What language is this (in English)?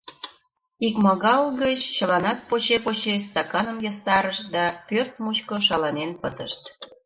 Mari